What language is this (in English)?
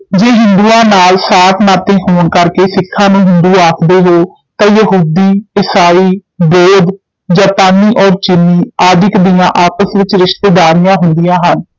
Punjabi